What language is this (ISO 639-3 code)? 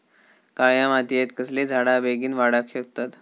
mar